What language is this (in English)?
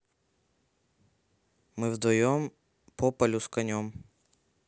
Russian